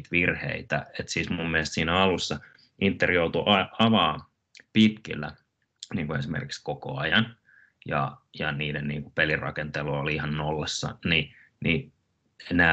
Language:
Finnish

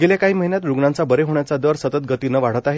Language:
Marathi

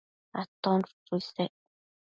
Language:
Matsés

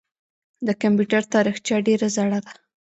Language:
Pashto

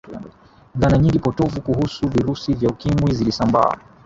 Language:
Swahili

